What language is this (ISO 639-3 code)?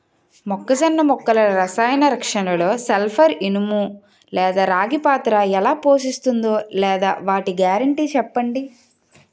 tel